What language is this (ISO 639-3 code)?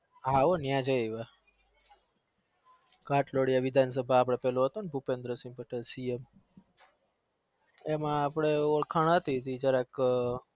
guj